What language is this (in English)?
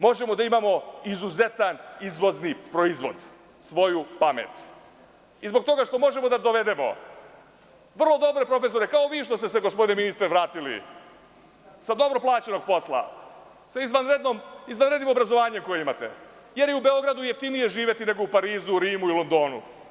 Serbian